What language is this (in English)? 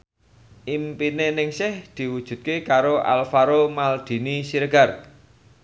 Javanese